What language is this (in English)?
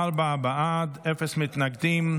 Hebrew